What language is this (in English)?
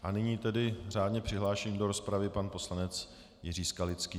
Czech